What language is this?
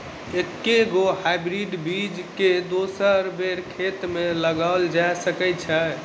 Maithili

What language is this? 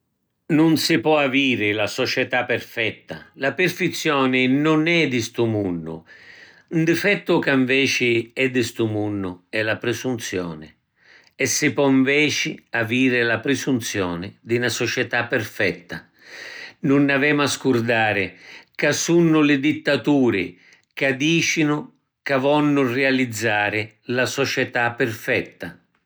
Sicilian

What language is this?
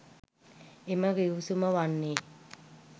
Sinhala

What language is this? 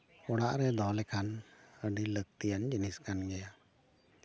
Santali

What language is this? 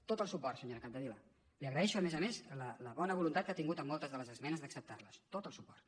Catalan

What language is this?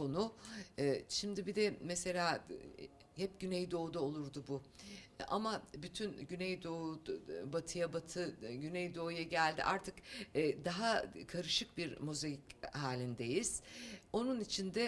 Turkish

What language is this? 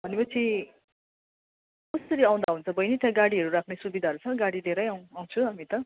Nepali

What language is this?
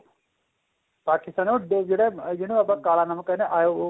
Punjabi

